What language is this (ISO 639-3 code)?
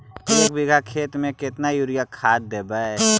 mag